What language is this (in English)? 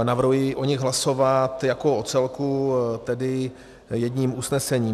Czech